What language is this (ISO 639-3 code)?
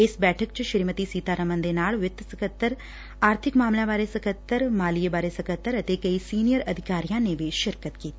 pan